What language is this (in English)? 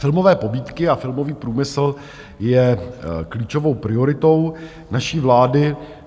Czech